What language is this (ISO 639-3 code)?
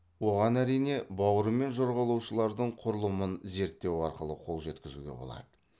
kaz